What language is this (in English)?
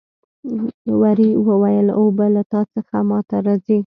Pashto